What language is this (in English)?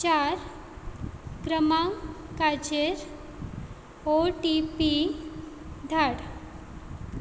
Konkani